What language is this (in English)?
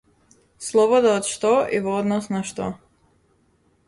Macedonian